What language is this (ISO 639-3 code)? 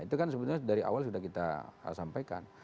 ind